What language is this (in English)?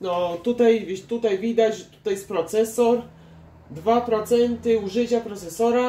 Polish